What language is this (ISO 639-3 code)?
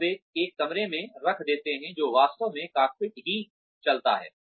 hin